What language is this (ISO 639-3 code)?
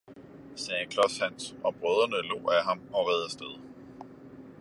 dan